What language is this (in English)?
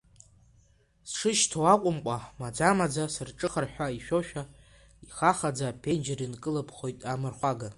Abkhazian